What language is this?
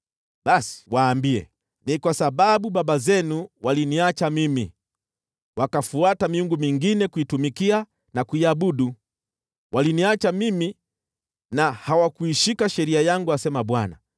Swahili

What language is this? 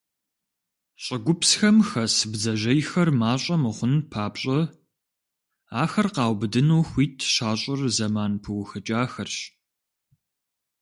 Kabardian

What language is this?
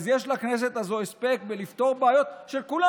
Hebrew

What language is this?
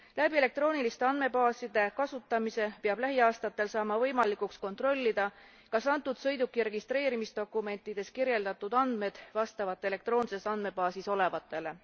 Estonian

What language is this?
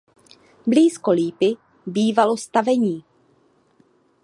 Czech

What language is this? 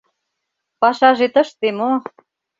Mari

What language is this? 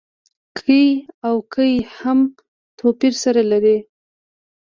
Pashto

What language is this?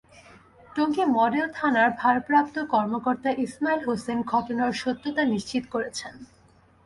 Bangla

